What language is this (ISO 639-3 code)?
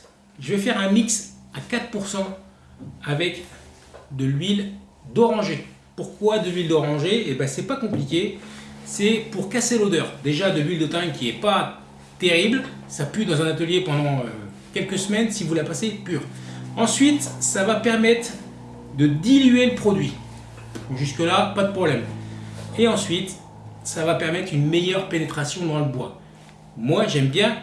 fra